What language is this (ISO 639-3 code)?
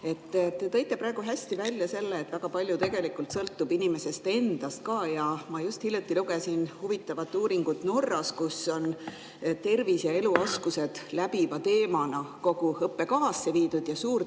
est